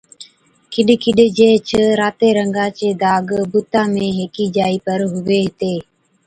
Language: Od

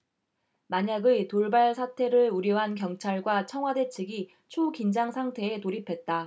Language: Korean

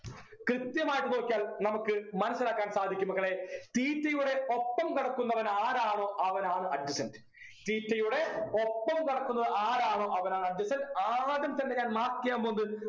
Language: Malayalam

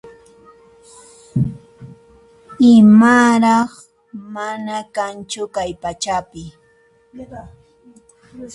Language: Puno Quechua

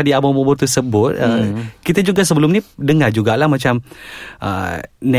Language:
Malay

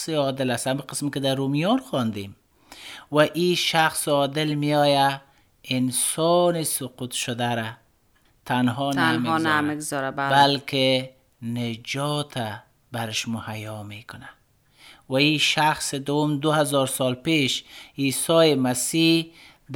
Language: Persian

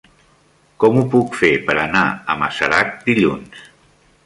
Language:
Catalan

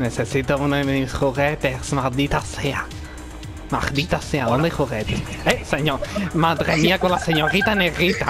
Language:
Spanish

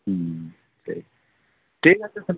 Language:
Santali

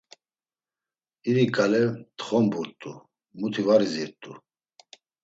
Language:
Laz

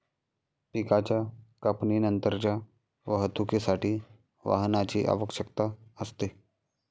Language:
Marathi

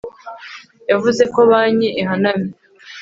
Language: Kinyarwanda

